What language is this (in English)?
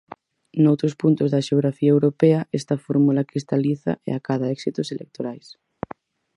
Galician